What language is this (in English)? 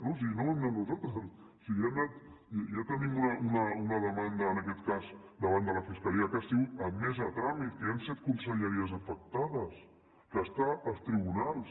Catalan